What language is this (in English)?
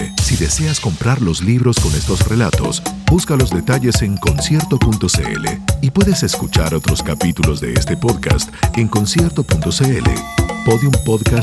Spanish